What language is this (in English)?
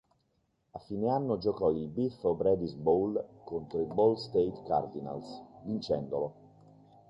Italian